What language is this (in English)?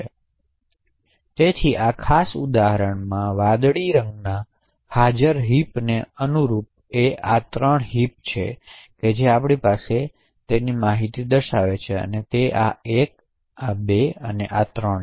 Gujarati